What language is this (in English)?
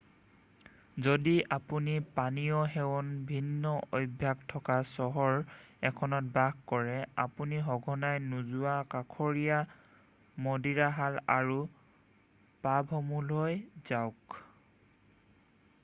Assamese